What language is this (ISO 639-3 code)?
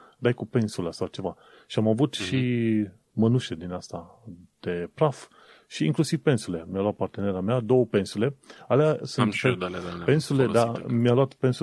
ron